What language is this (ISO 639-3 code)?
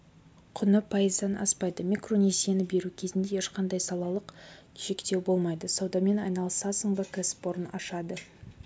kaz